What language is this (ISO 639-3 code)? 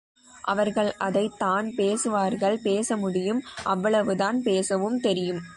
tam